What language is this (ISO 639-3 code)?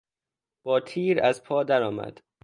fas